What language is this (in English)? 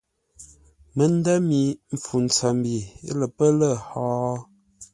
Ngombale